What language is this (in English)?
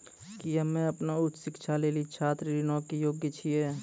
Maithili